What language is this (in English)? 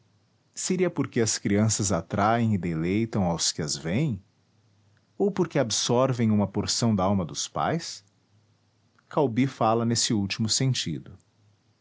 Portuguese